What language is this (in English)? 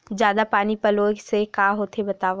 Chhattisgarhi